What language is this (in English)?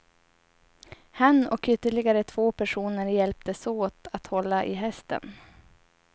Swedish